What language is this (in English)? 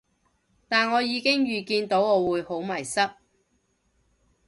Cantonese